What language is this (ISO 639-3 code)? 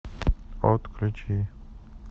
rus